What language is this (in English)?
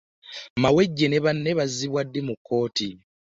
Ganda